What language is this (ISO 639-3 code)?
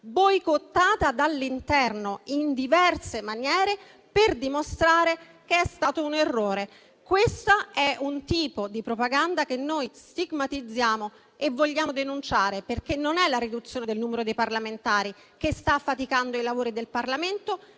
ita